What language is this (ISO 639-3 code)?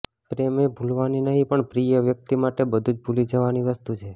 guj